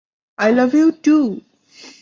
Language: Bangla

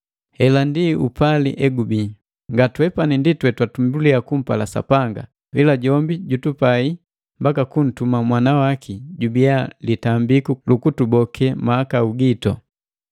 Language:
Matengo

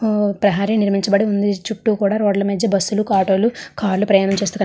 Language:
Telugu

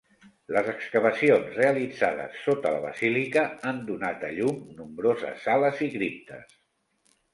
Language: Catalan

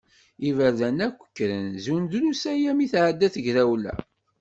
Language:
Kabyle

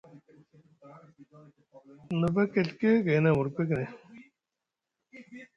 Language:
Musgu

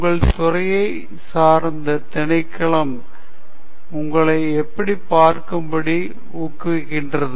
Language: Tamil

